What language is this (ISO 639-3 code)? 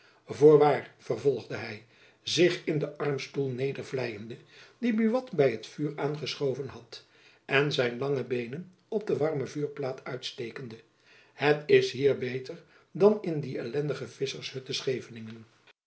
nld